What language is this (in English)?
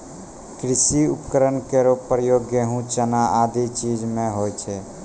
Maithili